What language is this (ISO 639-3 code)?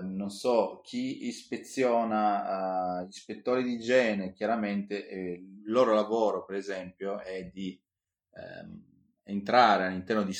ita